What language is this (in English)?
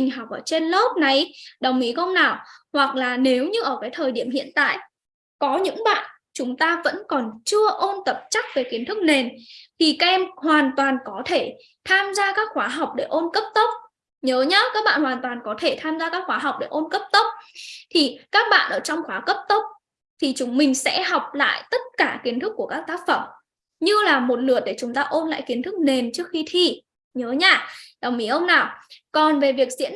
Vietnamese